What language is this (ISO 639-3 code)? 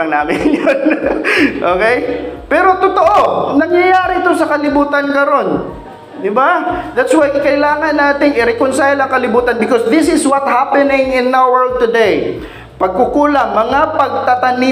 fil